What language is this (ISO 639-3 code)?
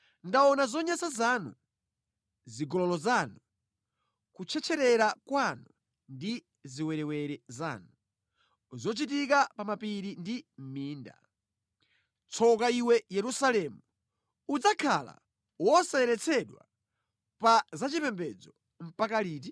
nya